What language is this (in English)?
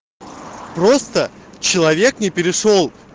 Russian